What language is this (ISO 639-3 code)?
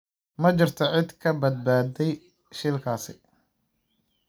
som